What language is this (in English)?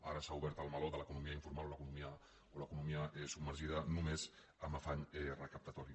Catalan